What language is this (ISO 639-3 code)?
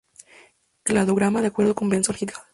spa